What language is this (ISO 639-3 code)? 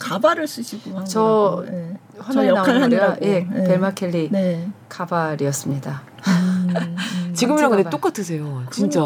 kor